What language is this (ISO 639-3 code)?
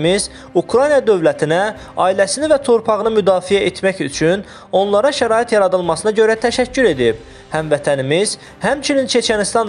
rus